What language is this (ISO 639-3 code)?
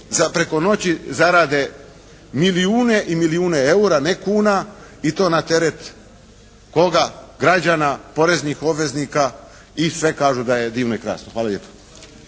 hrv